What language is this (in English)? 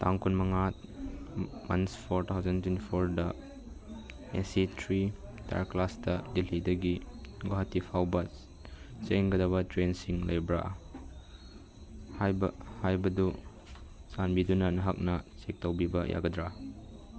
Manipuri